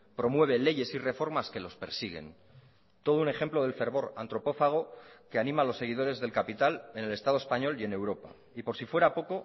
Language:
Spanish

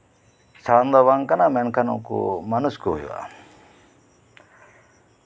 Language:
Santali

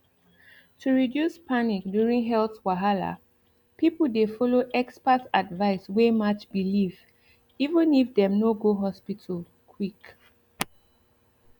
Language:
Nigerian Pidgin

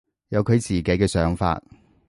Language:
Cantonese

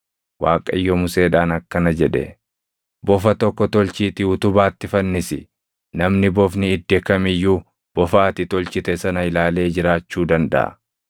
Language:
Oromo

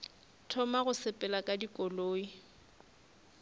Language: Northern Sotho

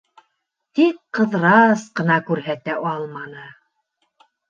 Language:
Bashkir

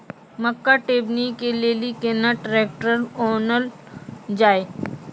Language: Maithili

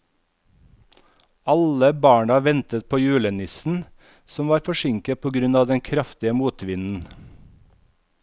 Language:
Norwegian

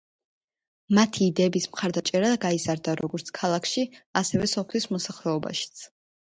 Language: Georgian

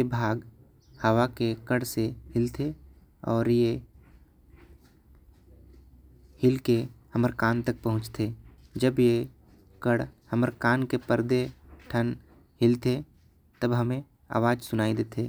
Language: Korwa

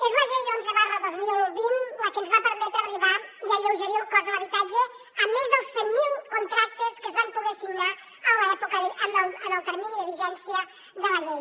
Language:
Catalan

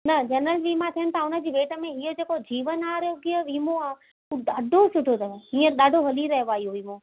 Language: Sindhi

